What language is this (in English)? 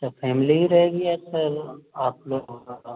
Hindi